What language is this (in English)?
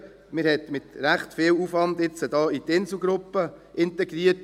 Swiss German